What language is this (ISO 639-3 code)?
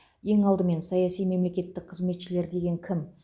kaz